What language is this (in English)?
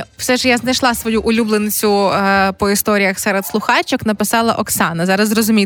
Ukrainian